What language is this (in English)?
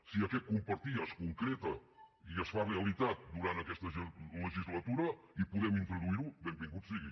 Catalan